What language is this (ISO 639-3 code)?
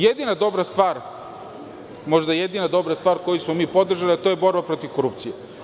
srp